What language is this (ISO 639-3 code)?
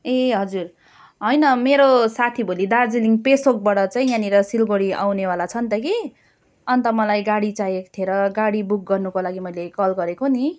nep